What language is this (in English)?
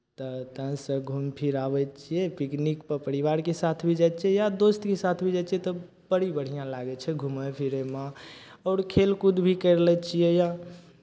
Maithili